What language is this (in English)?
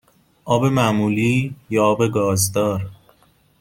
Persian